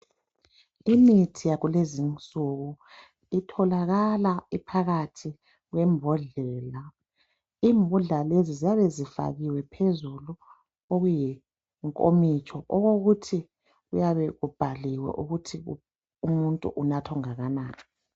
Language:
North Ndebele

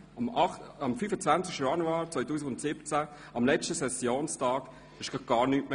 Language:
Swiss German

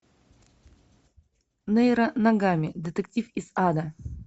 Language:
Russian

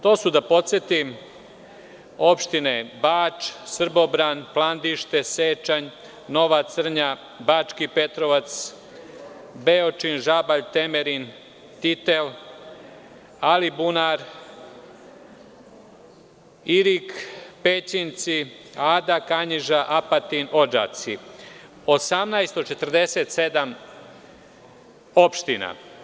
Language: Serbian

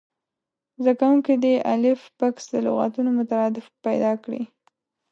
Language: Pashto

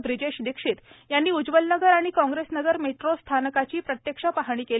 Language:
Marathi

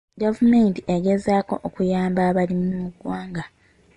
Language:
Ganda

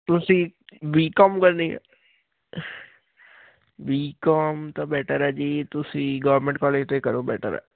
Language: Punjabi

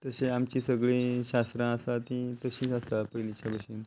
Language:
Konkani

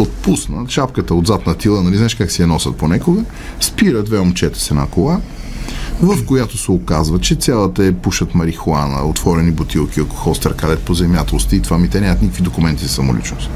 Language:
Bulgarian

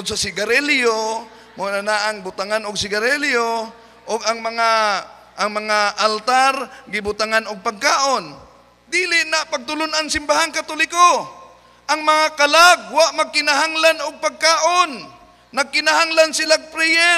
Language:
Filipino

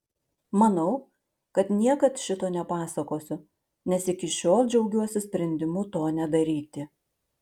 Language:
Lithuanian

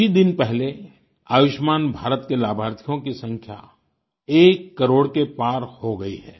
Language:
Hindi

